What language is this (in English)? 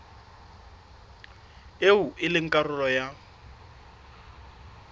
Southern Sotho